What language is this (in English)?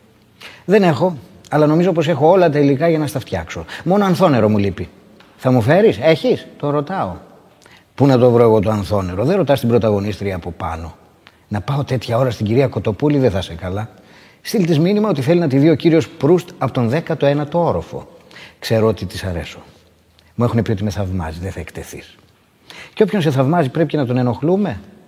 Greek